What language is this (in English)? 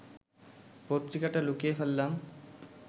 Bangla